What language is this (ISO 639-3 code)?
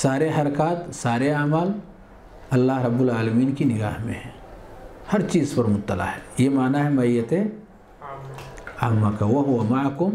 hin